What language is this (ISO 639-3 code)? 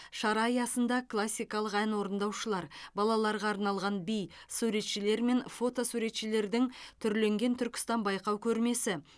kaz